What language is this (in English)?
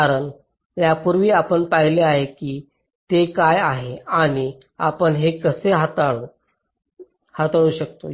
Marathi